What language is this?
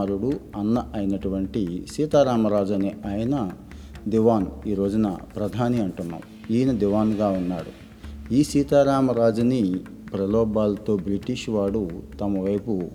Telugu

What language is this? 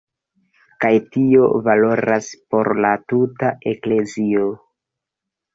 Esperanto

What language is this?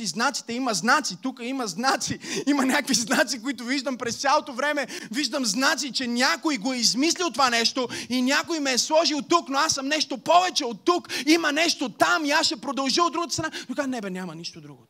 Bulgarian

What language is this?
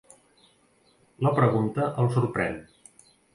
Catalan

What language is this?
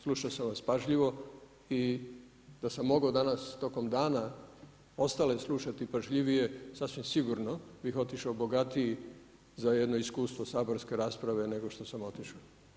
Croatian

